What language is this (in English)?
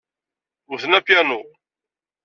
Kabyle